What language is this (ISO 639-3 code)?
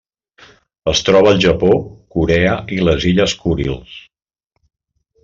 cat